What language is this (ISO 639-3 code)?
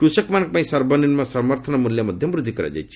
ori